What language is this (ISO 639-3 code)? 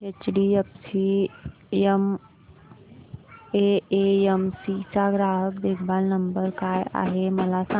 mar